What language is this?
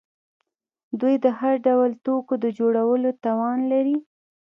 Pashto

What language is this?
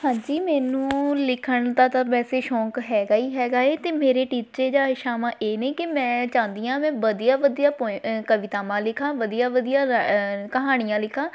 Punjabi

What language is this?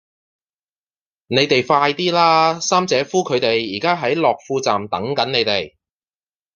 Cantonese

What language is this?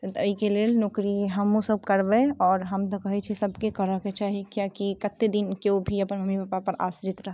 Maithili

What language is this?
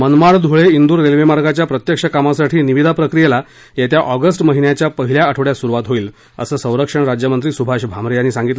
Marathi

